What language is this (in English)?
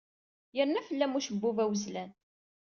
Kabyle